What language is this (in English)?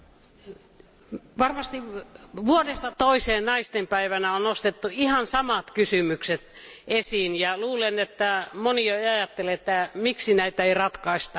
Finnish